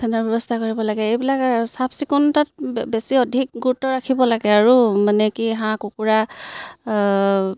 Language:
Assamese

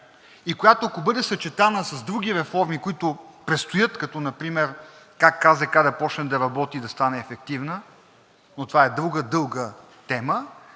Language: Bulgarian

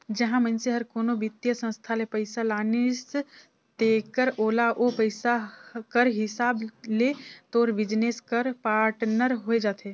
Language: Chhattisgarhi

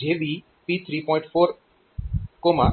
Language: Gujarati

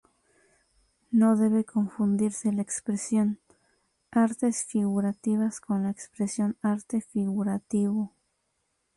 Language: Spanish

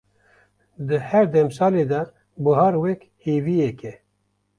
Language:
Kurdish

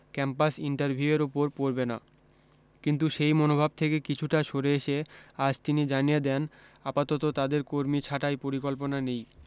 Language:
Bangla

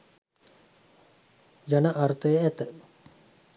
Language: Sinhala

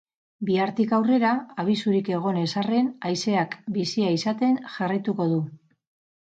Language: Basque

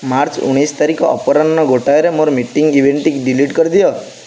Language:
Odia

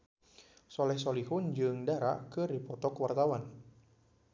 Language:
Sundanese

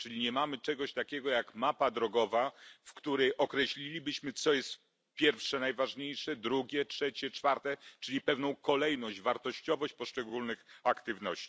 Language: Polish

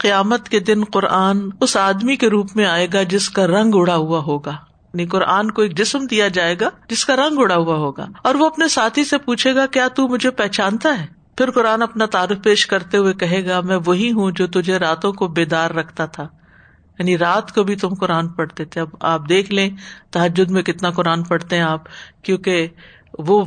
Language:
Urdu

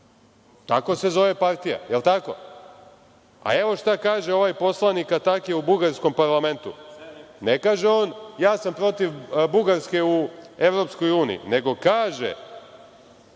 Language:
Serbian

